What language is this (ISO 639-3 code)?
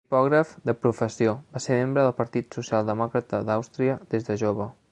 cat